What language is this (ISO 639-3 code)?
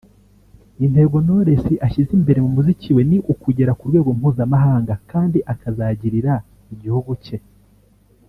kin